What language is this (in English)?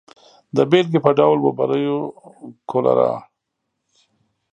Pashto